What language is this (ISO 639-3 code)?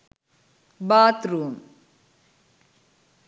sin